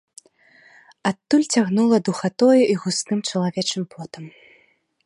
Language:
Belarusian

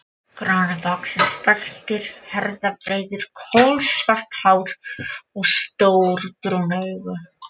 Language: Icelandic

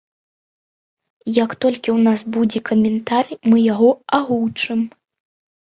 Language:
Belarusian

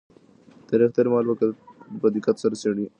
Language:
Pashto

